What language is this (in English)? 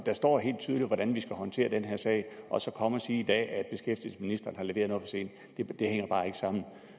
Danish